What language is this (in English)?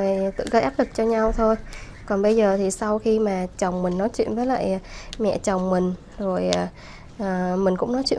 Vietnamese